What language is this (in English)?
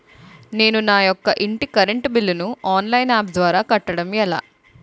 Telugu